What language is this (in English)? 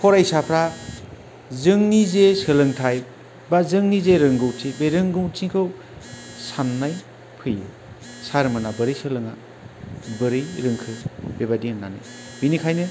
Bodo